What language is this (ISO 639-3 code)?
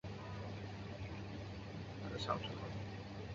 zho